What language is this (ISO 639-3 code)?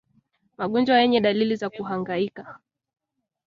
swa